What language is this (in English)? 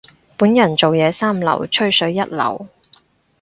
Cantonese